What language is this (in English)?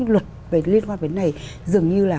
Vietnamese